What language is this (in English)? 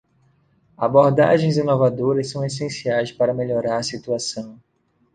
Portuguese